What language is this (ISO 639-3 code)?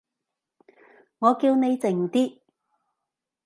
yue